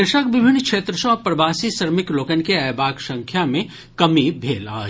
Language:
Maithili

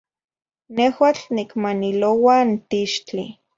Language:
Zacatlán-Ahuacatlán-Tepetzintla Nahuatl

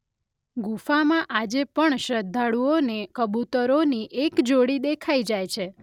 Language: Gujarati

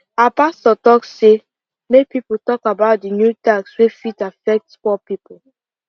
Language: Nigerian Pidgin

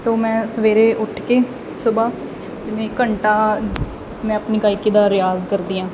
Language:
Punjabi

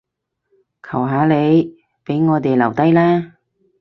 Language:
Cantonese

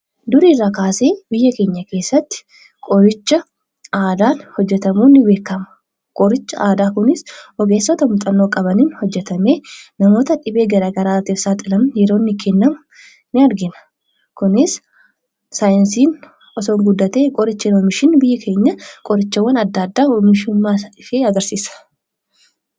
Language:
Oromo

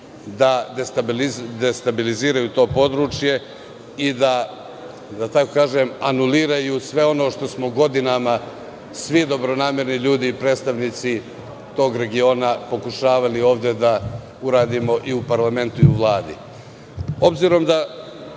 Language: Serbian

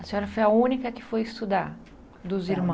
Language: Portuguese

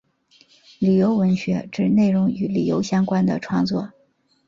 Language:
Chinese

